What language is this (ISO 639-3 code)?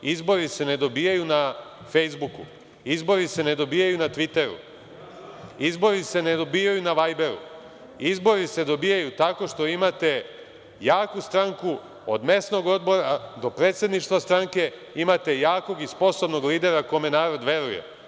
srp